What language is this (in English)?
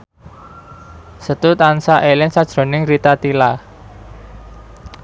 Javanese